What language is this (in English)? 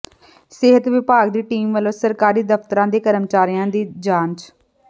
Punjabi